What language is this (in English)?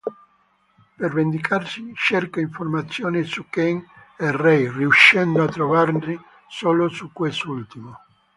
Italian